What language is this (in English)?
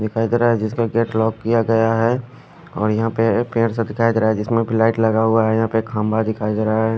Hindi